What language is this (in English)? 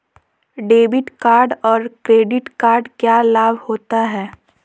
Magahi